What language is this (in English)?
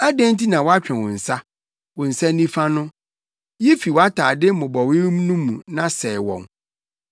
Akan